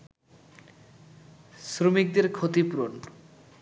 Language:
Bangla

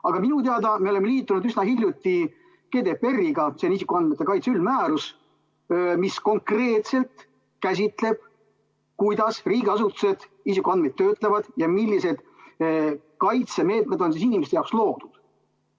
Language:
Estonian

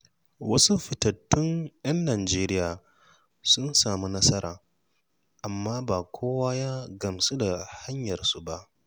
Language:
Hausa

